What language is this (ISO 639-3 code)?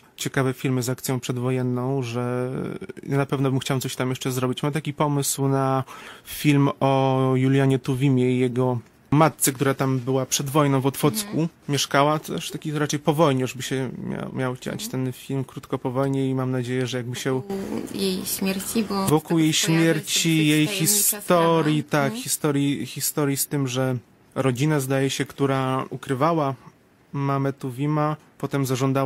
pol